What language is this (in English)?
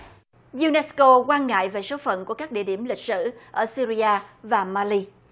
Vietnamese